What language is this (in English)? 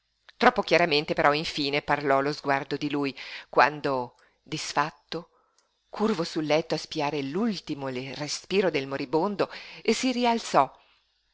Italian